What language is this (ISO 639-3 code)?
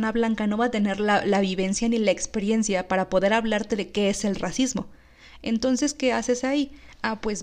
spa